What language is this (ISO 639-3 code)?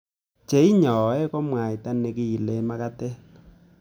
kln